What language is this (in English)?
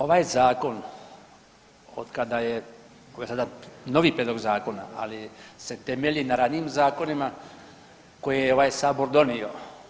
Croatian